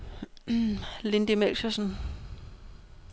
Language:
Danish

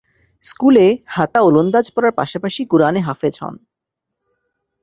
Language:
Bangla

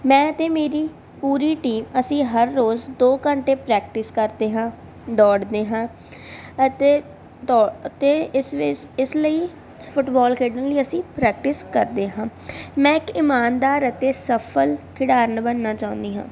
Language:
Punjabi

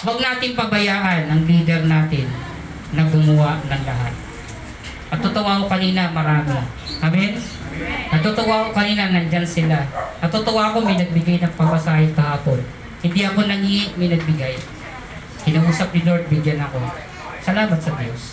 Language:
Filipino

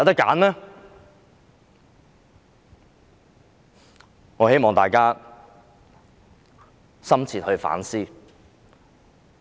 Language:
Cantonese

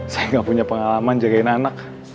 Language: Indonesian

